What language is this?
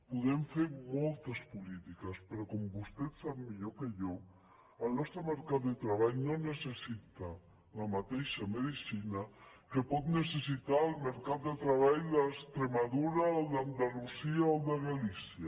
Catalan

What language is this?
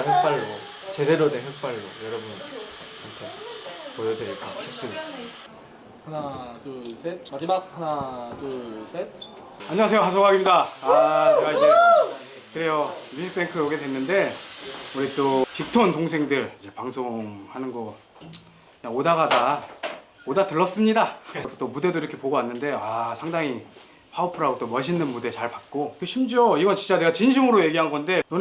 Korean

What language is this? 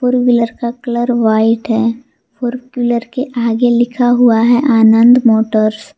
Hindi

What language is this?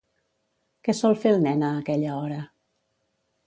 Catalan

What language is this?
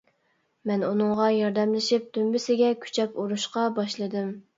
Uyghur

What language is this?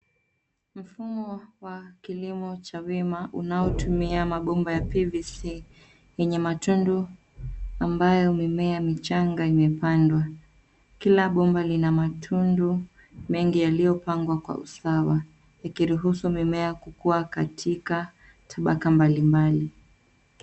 Swahili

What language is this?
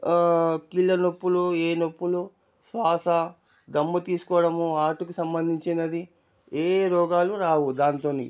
Telugu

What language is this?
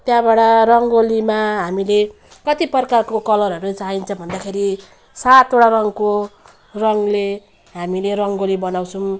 Nepali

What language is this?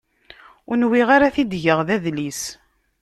Kabyle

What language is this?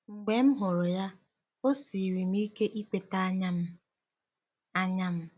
Igbo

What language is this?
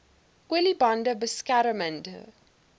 Afrikaans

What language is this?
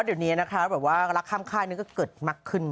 Thai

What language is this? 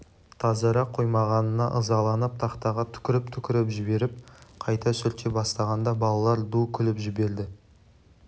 Kazakh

